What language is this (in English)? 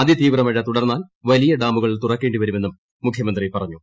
Malayalam